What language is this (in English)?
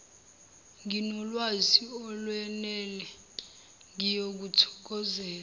Zulu